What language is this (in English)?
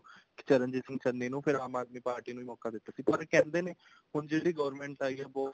Punjabi